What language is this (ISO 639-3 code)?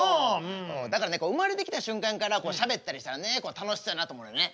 jpn